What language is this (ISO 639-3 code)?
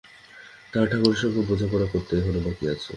ben